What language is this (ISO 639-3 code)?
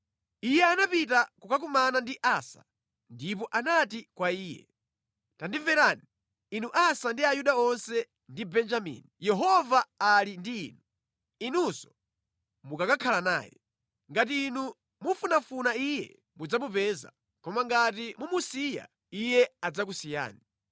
nya